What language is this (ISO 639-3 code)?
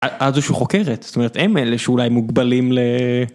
heb